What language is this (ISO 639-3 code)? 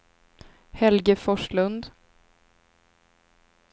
swe